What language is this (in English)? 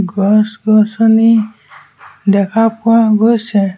Assamese